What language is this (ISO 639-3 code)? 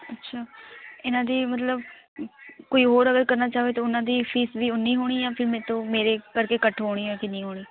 pan